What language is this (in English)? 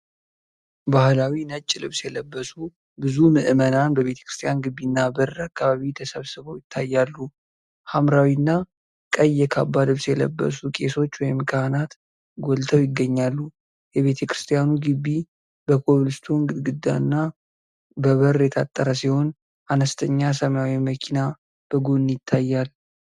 Amharic